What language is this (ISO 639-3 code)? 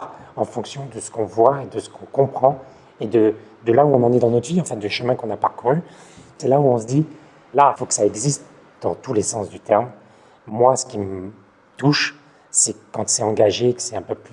fra